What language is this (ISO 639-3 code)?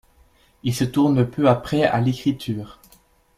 fra